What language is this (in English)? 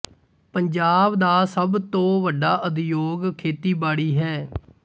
Punjabi